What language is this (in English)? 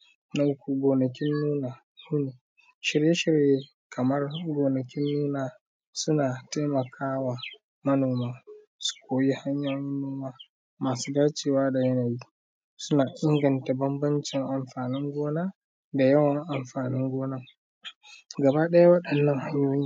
Hausa